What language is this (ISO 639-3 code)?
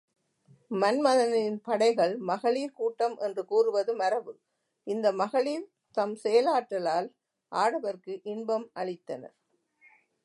tam